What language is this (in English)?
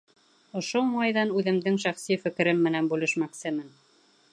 Bashkir